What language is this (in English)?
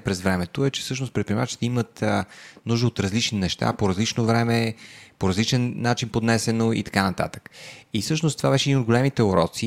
Bulgarian